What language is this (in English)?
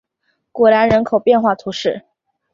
Chinese